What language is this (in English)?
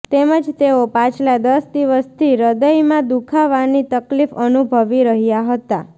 Gujarati